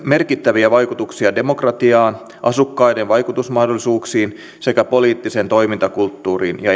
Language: Finnish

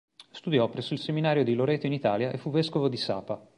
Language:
Italian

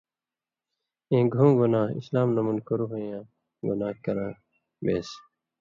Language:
Indus Kohistani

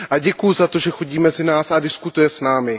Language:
Czech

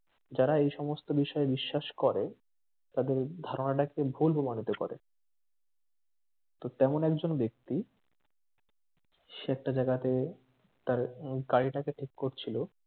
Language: Bangla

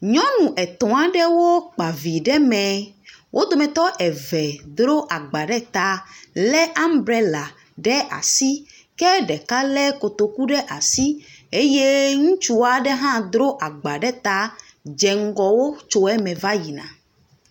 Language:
Ewe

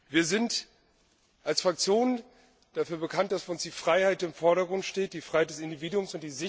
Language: German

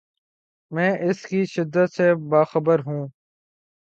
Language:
Urdu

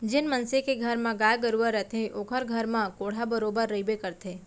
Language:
Chhattisgarhi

